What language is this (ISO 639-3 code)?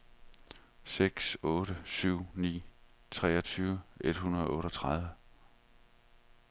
dan